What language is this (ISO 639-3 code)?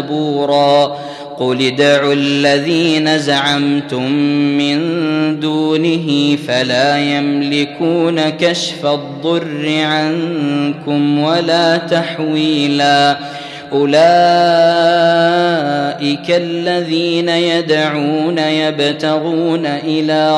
ara